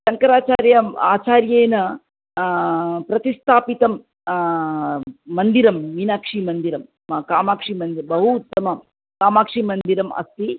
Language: Sanskrit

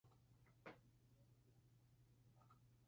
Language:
Spanish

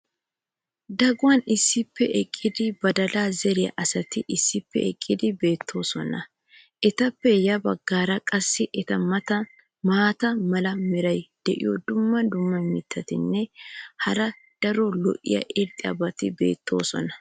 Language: Wolaytta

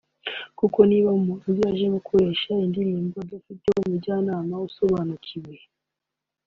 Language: Kinyarwanda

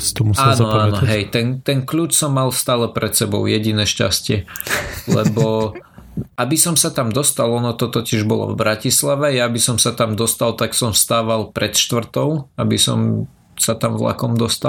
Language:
Slovak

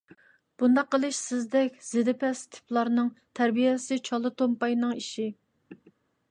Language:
Uyghur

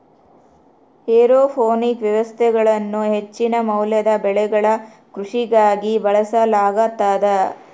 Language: Kannada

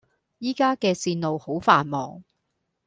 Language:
Cantonese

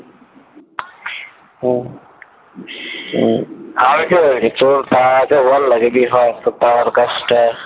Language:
Bangla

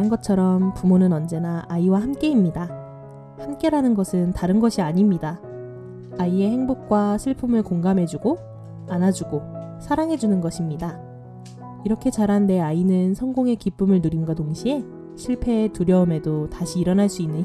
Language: Korean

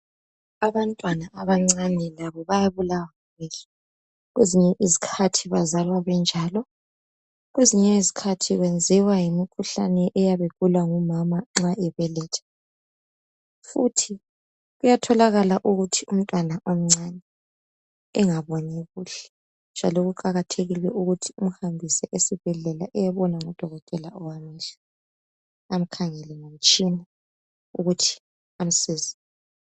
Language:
North Ndebele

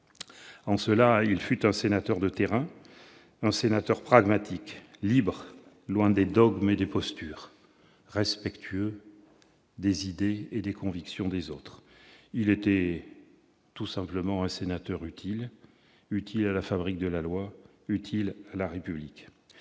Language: French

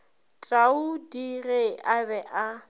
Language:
Northern Sotho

